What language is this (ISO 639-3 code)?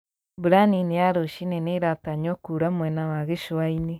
kik